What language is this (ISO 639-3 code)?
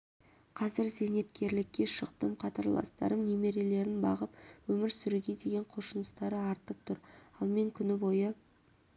kaz